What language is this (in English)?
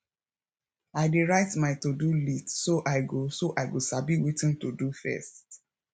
Nigerian Pidgin